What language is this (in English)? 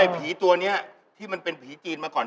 Thai